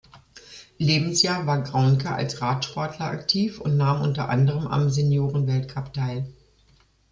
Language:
German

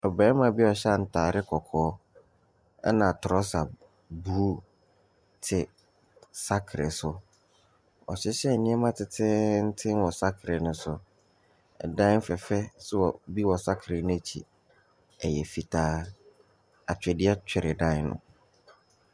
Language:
Akan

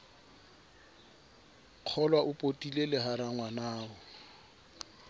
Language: Southern Sotho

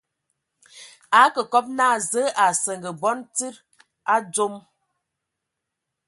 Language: Ewondo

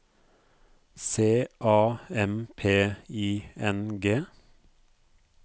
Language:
Norwegian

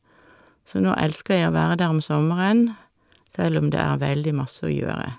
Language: Norwegian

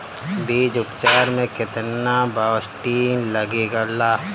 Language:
Bhojpuri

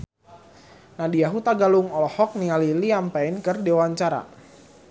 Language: Sundanese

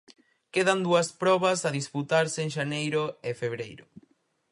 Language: Galician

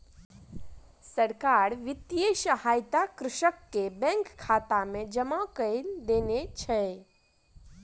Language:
Maithili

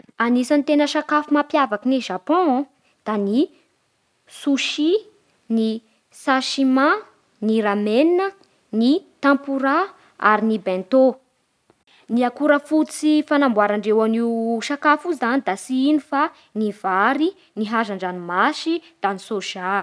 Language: Bara Malagasy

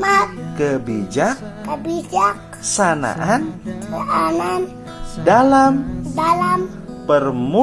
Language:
Indonesian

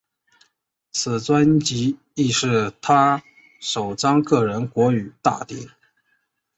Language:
Chinese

